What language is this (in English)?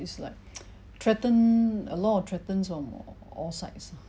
English